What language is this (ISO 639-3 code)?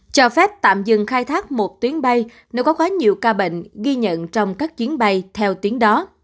vie